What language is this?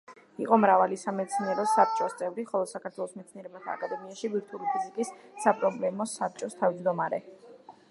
Georgian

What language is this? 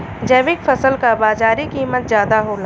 Bhojpuri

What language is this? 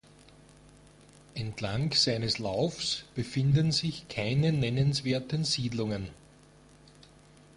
German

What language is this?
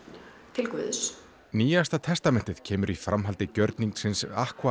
Icelandic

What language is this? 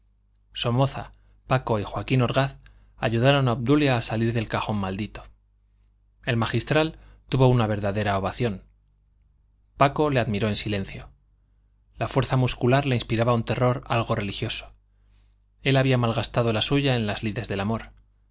Spanish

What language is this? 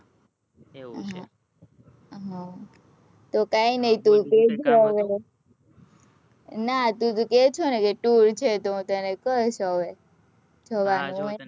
Gujarati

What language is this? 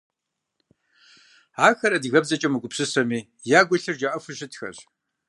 Kabardian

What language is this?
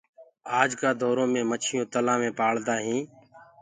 Gurgula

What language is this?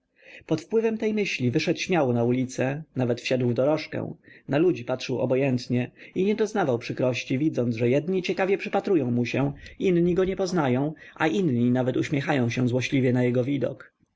Polish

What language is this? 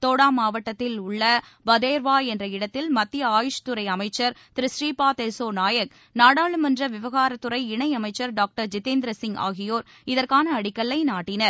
Tamil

